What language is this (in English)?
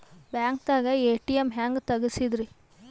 Kannada